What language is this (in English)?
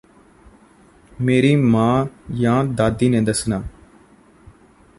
Punjabi